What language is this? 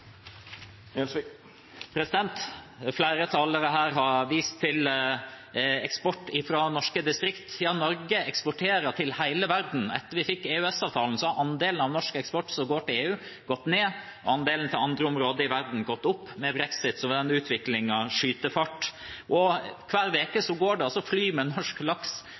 Norwegian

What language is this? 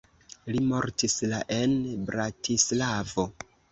Esperanto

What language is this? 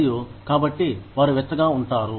Telugu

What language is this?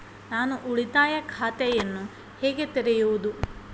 Kannada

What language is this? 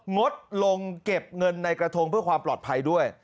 Thai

